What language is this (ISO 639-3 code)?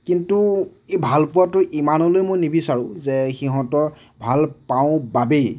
asm